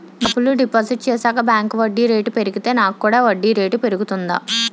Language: Telugu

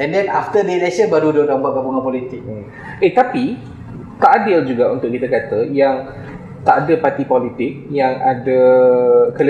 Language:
Malay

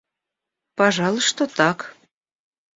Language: Russian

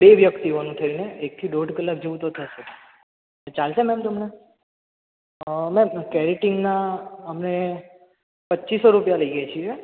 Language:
Gujarati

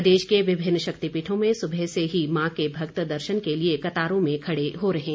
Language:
Hindi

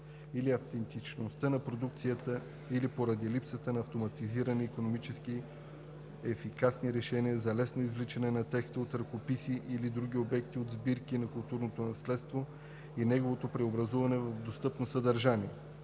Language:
Bulgarian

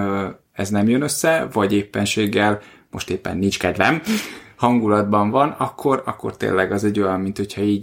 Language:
Hungarian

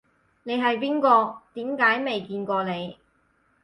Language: Cantonese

